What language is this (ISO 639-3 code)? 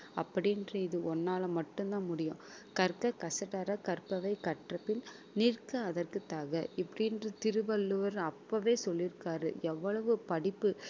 tam